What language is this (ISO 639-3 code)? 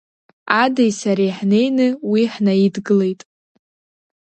abk